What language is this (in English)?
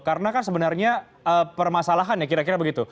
Indonesian